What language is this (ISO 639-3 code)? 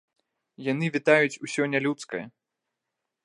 bel